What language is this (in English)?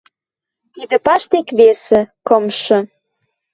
Western Mari